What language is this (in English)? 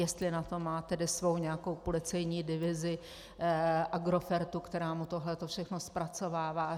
Czech